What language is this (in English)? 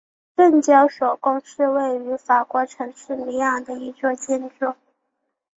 Chinese